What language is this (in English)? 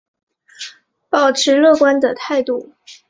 Chinese